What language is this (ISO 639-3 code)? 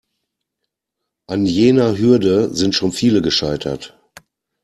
deu